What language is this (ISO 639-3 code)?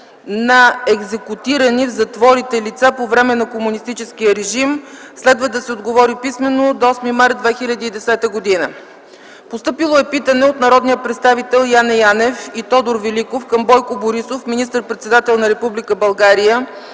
bul